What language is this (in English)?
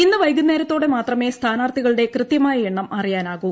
Malayalam